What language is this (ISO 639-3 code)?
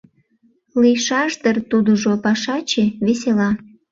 chm